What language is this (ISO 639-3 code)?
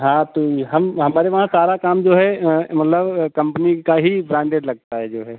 hin